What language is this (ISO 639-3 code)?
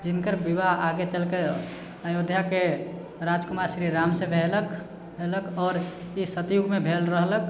mai